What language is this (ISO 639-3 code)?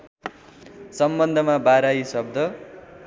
nep